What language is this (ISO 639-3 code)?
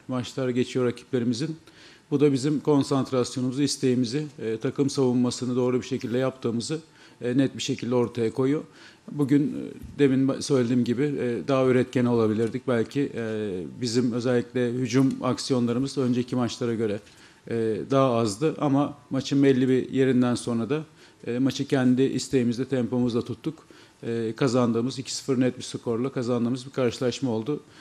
tur